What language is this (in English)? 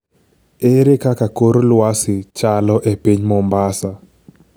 Luo (Kenya and Tanzania)